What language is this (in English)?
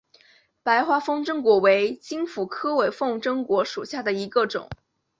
Chinese